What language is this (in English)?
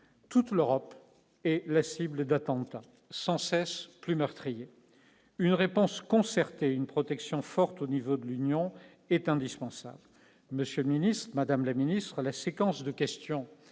French